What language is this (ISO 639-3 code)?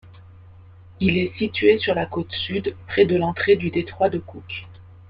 fra